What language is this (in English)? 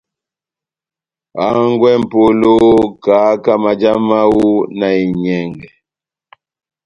Batanga